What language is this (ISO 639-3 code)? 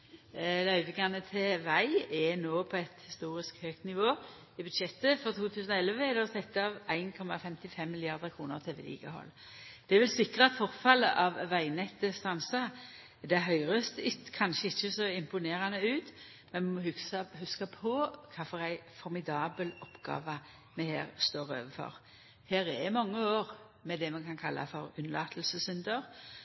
nno